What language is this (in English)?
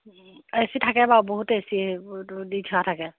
Assamese